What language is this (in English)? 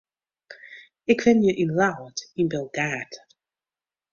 Western Frisian